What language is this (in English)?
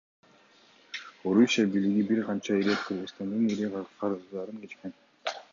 Kyrgyz